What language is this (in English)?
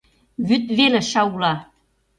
Mari